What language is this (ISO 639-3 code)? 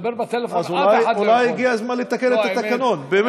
heb